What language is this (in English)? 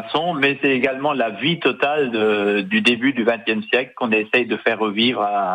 French